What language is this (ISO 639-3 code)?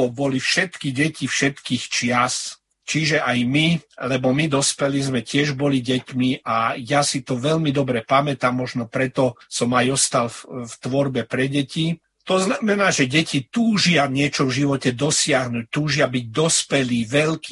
slk